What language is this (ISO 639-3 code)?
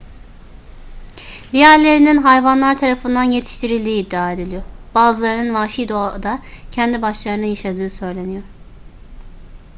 tur